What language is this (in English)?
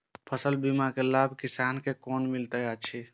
Maithili